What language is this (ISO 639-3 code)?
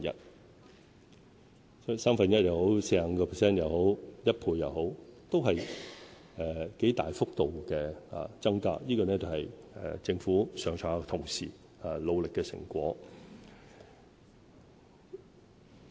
yue